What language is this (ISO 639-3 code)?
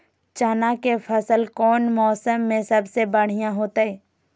mag